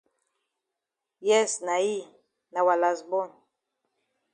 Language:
Cameroon Pidgin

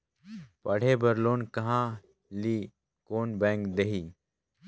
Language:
Chhattisgarhi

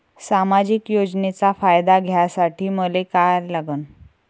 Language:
Marathi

